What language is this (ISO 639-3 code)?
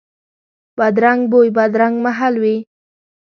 pus